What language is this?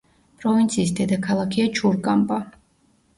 Georgian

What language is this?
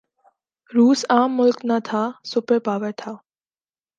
Urdu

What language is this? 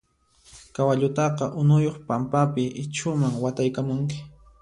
Puno Quechua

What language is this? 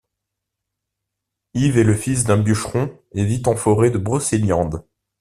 French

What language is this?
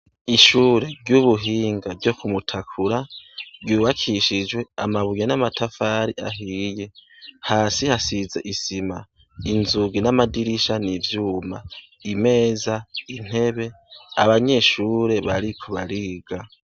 Rundi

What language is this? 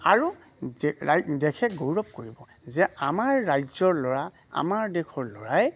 Assamese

